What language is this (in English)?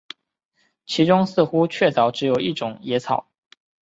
Chinese